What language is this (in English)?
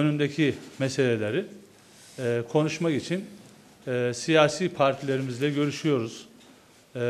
Turkish